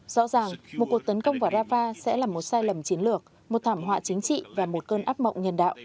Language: Vietnamese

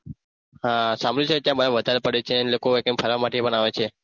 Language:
Gujarati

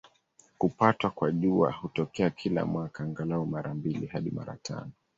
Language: Swahili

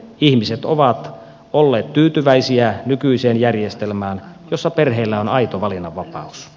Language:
Finnish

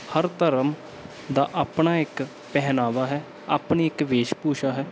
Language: Punjabi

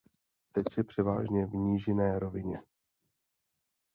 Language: Czech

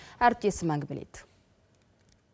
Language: Kazakh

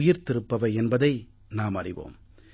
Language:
Tamil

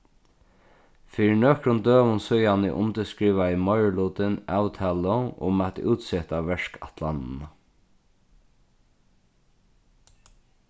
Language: Faroese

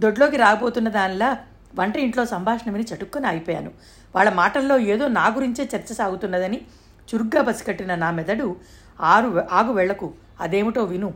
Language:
Telugu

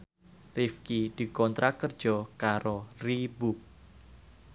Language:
Javanese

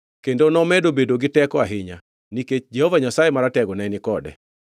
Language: Luo (Kenya and Tanzania)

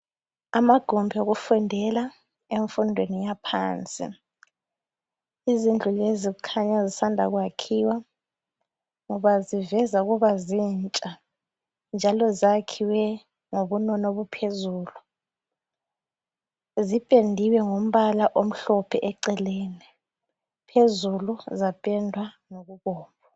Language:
North Ndebele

